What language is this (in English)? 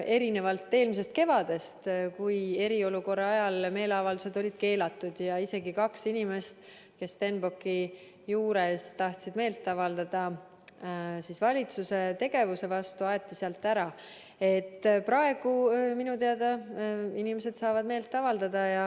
Estonian